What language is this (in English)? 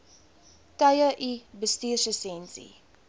Afrikaans